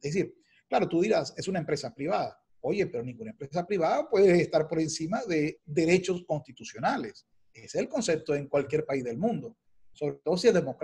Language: Spanish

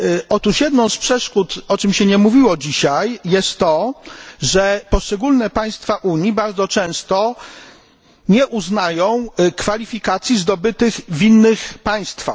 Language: Polish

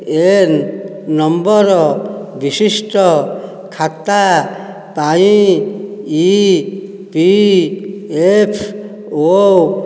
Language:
Odia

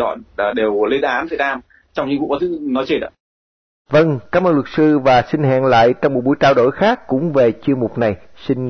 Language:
Vietnamese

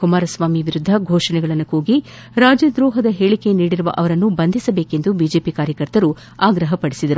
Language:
Kannada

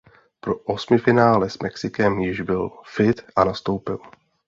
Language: Czech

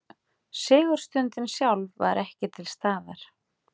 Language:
Icelandic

